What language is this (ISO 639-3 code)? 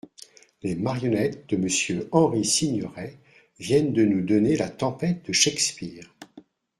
fra